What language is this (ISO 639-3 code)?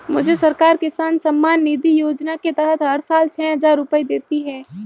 hin